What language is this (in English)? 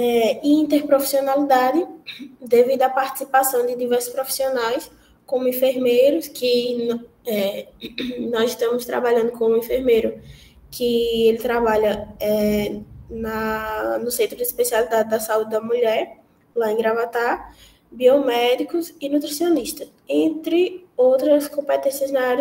Portuguese